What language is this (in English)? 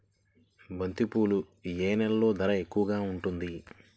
Telugu